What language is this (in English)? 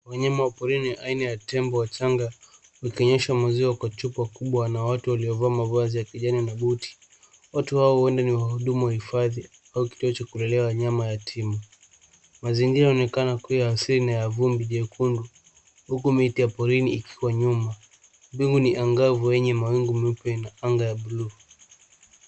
Swahili